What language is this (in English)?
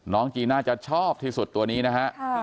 Thai